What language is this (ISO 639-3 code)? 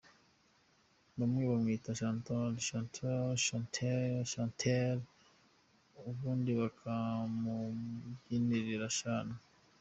kin